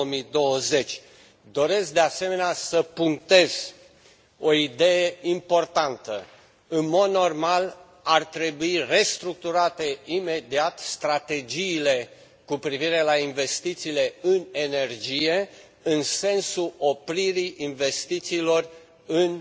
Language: Romanian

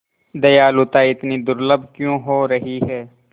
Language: Hindi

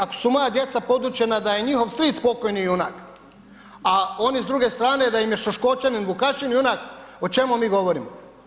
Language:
Croatian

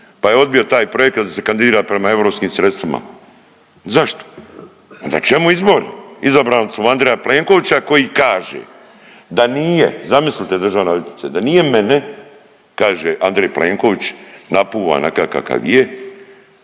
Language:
Croatian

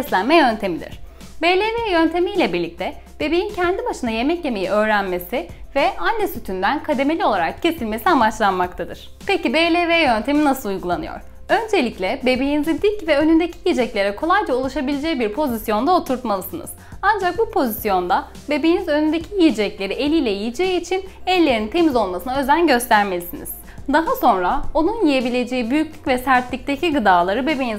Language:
Turkish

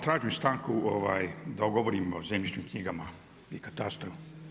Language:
Croatian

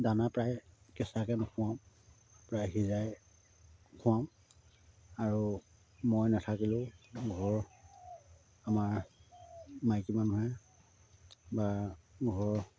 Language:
Assamese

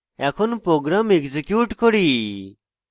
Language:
Bangla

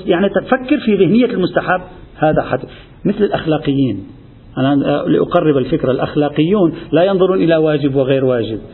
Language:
Arabic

